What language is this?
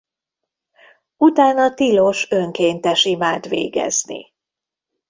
Hungarian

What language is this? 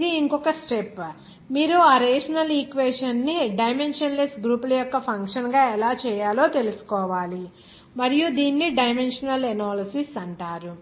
Telugu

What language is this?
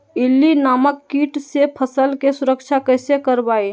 Magahi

